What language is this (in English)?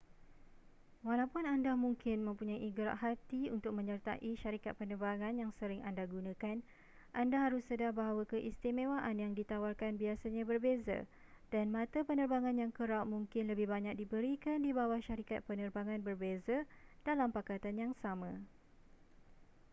Malay